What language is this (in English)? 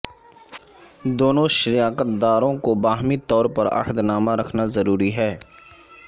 Urdu